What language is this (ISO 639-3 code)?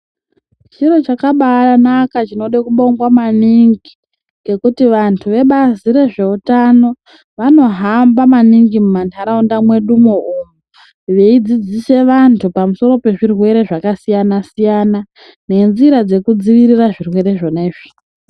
ndc